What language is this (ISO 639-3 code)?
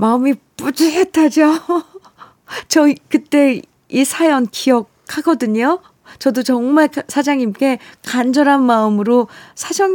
kor